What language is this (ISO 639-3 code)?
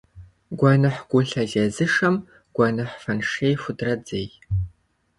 kbd